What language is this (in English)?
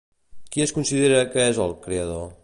Catalan